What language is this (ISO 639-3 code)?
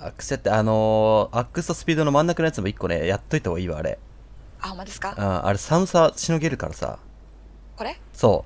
jpn